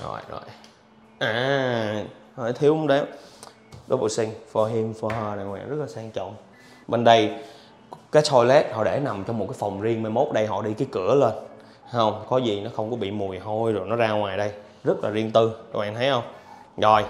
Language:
Vietnamese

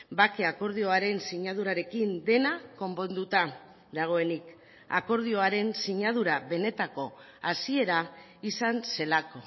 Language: Basque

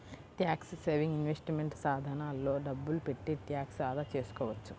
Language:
Telugu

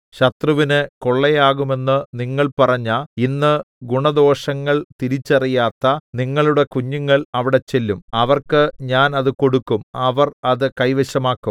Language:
Malayalam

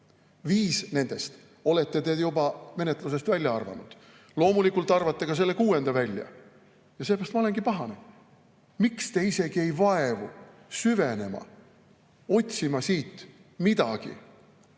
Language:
Estonian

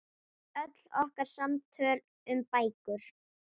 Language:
Icelandic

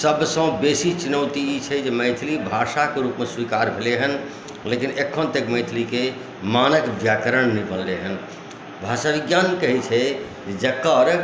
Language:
Maithili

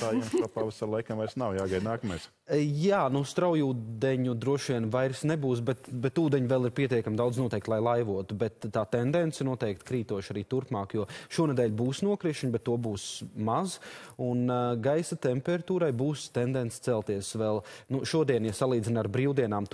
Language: Latvian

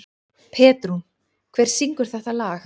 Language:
Icelandic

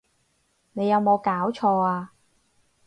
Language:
Cantonese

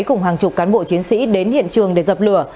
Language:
Vietnamese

